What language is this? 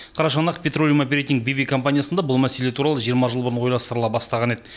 Kazakh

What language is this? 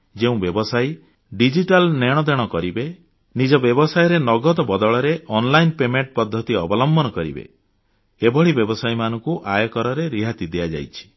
Odia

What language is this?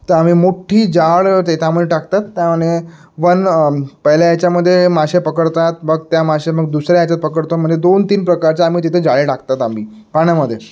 Marathi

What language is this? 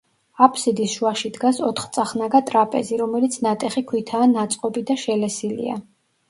Georgian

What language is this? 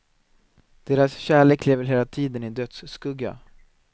Swedish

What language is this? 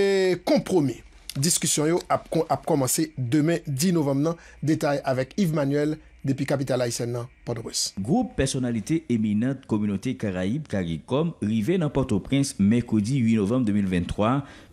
French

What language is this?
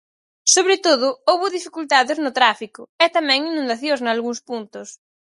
Galician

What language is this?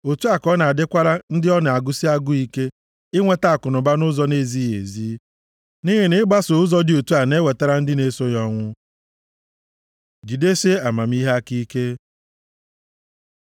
Igbo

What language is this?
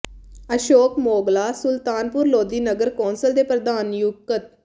Punjabi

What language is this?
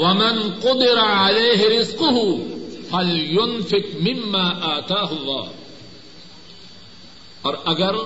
Urdu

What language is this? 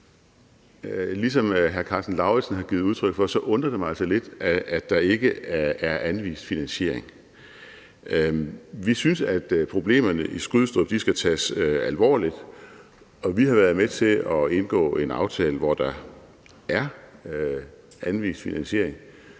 Danish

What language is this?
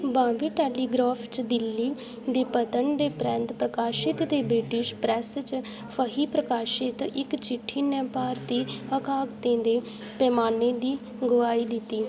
Dogri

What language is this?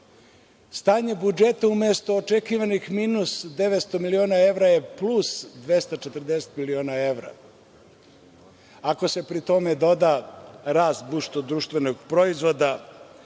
Serbian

